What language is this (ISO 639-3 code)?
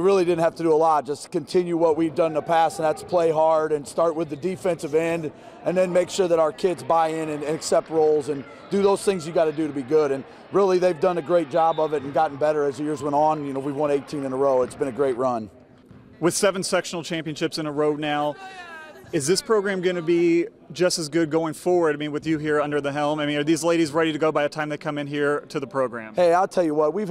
eng